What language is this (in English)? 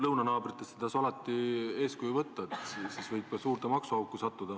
Estonian